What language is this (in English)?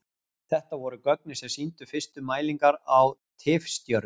Icelandic